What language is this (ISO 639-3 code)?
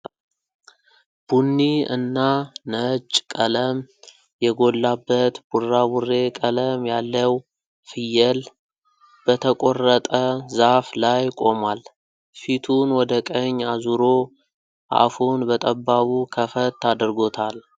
amh